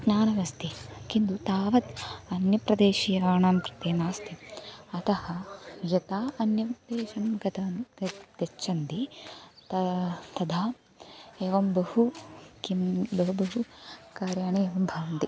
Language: Sanskrit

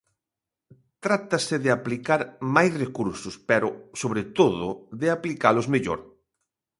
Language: Galician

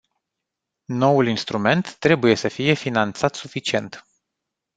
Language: Romanian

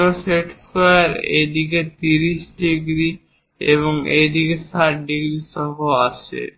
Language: Bangla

